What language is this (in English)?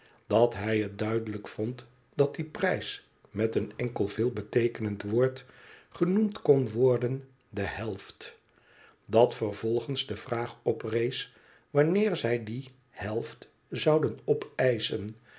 Dutch